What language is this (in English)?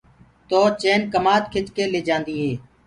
Gurgula